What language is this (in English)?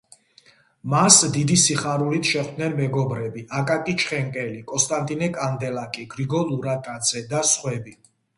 Georgian